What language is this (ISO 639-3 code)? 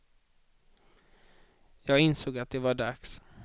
swe